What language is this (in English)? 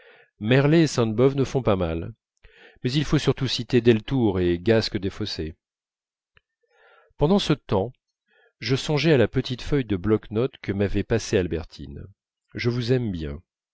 French